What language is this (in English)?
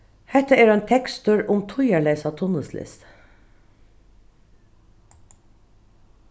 Faroese